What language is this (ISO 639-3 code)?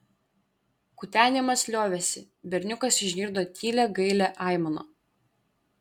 lit